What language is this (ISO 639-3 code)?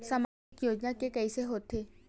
hne